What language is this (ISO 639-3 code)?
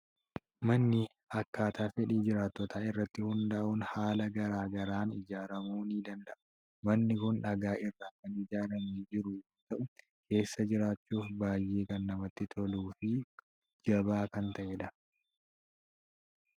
orm